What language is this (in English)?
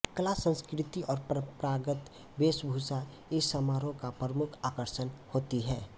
Hindi